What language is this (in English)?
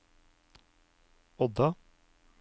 Norwegian